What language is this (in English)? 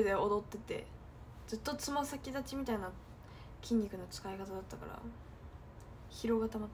Japanese